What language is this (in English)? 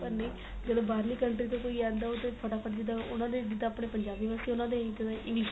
Punjabi